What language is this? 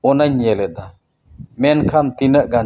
Santali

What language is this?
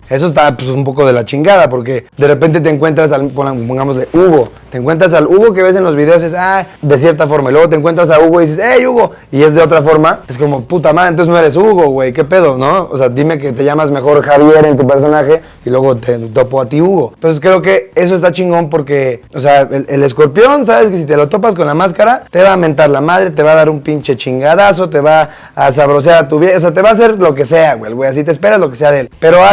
Spanish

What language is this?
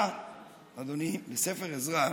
Hebrew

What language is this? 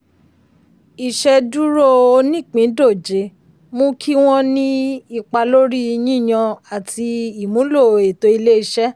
Yoruba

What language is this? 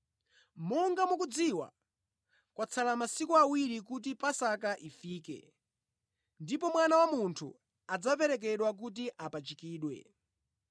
Nyanja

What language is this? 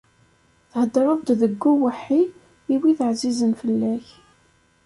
Kabyle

